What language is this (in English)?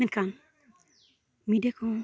Santali